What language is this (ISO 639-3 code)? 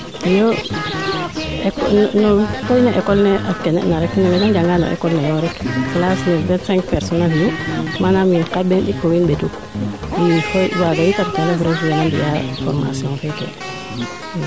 srr